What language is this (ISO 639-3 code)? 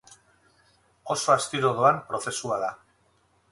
eus